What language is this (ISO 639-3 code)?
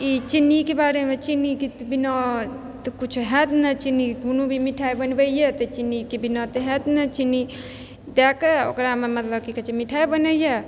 mai